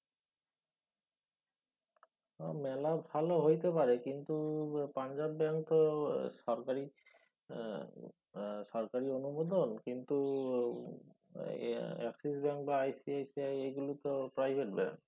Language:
Bangla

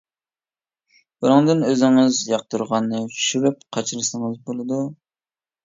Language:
Uyghur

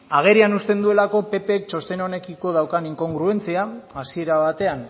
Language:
Basque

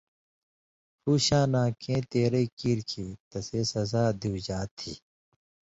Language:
Indus Kohistani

